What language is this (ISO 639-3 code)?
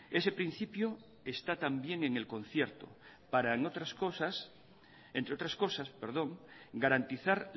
spa